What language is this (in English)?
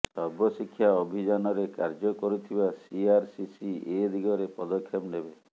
Odia